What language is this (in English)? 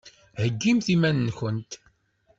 Kabyle